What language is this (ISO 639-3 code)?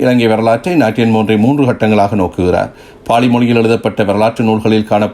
tam